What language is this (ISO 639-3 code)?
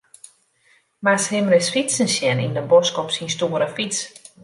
fry